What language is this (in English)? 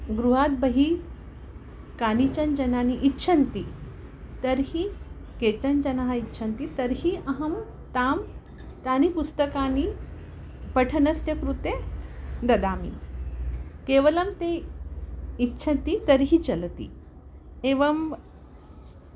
Sanskrit